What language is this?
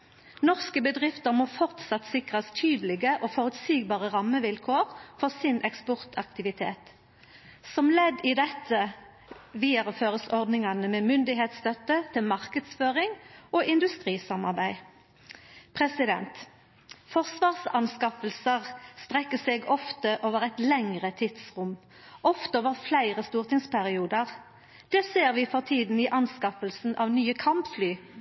Norwegian Nynorsk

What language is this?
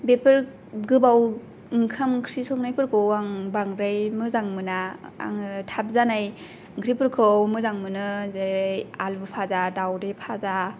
Bodo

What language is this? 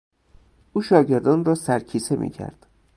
Persian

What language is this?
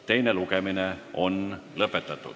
Estonian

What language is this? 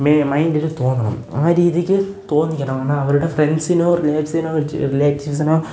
Malayalam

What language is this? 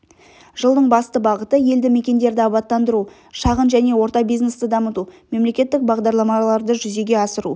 Kazakh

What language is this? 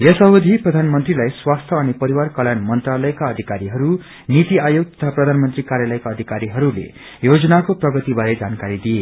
Nepali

